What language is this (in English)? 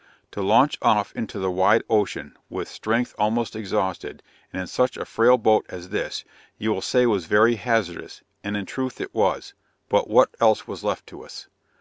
English